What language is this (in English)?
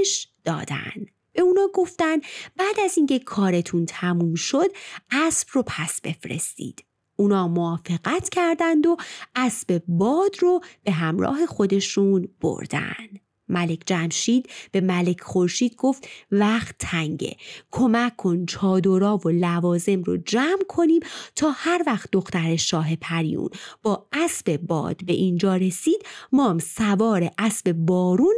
Persian